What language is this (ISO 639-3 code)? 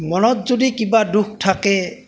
asm